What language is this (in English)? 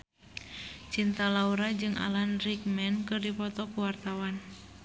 Sundanese